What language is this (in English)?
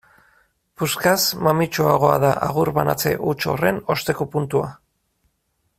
Basque